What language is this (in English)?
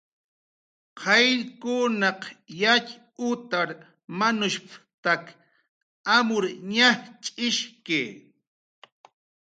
Jaqaru